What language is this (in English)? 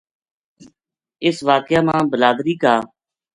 Gujari